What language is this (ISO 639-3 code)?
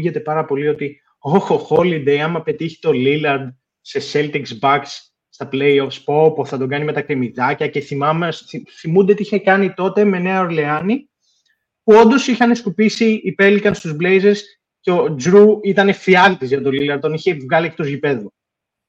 ell